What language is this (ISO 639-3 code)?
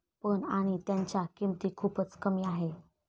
mar